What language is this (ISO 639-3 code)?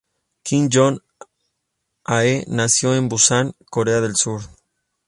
spa